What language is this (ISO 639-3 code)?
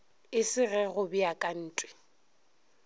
nso